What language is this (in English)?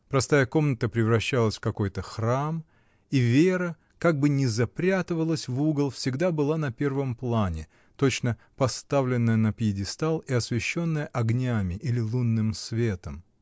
Russian